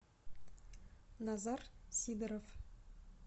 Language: Russian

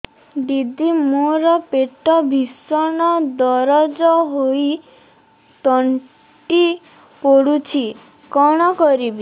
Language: Odia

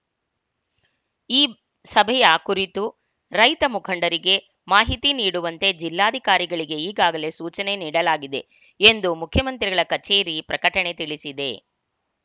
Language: Kannada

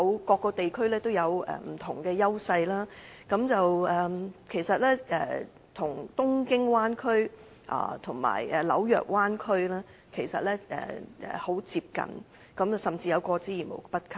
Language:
Cantonese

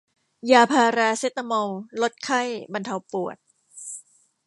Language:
Thai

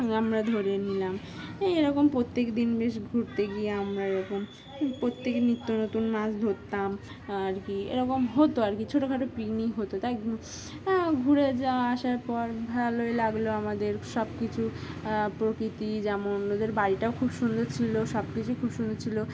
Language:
Bangla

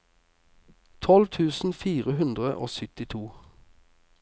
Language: Norwegian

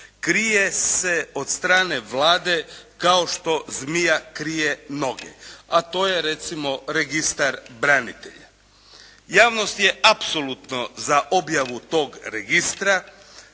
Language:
Croatian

